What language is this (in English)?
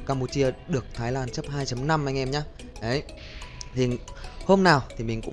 Vietnamese